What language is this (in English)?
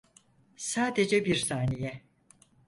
Turkish